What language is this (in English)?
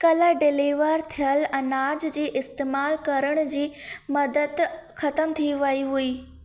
Sindhi